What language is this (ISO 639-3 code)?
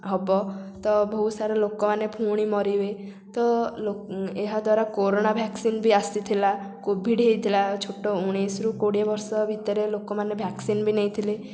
ori